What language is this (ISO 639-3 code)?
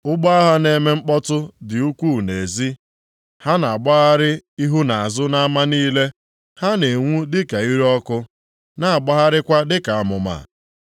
ibo